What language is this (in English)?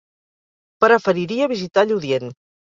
Catalan